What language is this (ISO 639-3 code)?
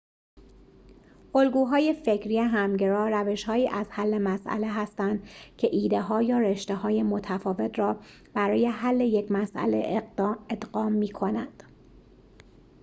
fas